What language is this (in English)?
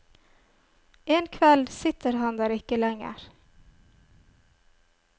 Norwegian